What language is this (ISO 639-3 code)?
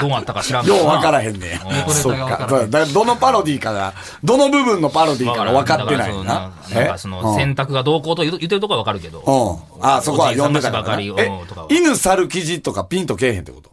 jpn